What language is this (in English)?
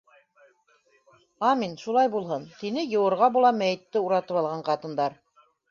Bashkir